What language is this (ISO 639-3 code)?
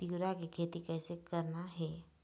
hne